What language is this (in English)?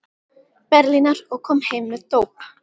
Icelandic